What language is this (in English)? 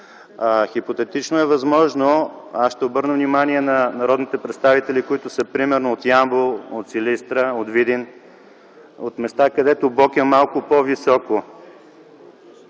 Bulgarian